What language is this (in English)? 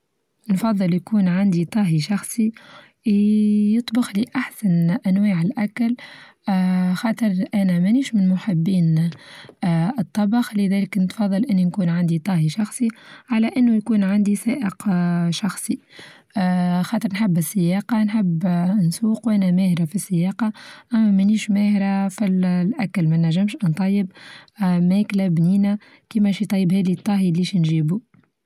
Tunisian Arabic